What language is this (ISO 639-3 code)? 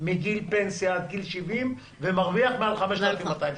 heb